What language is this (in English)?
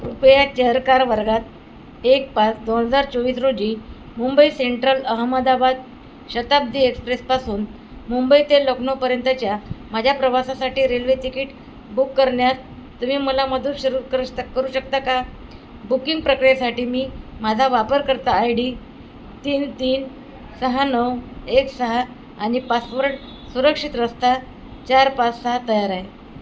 Marathi